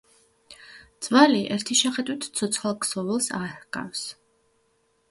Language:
Georgian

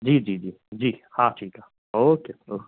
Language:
Sindhi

